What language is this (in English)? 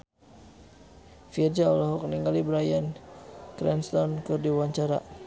Sundanese